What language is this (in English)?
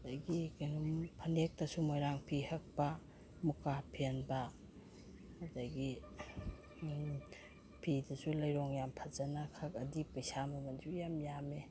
Manipuri